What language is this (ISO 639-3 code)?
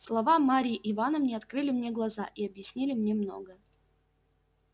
rus